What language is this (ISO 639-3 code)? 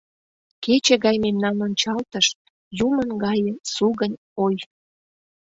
chm